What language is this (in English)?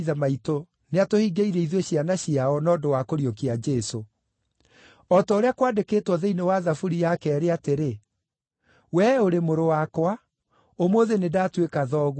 Kikuyu